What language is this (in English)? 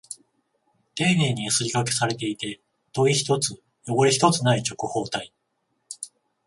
Japanese